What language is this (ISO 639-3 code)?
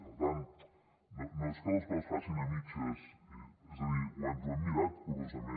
cat